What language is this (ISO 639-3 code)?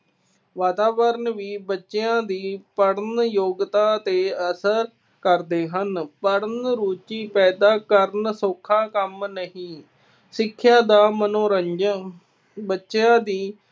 pan